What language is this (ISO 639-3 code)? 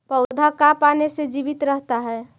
mag